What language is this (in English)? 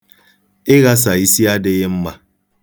Igbo